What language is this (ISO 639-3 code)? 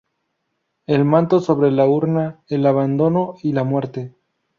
spa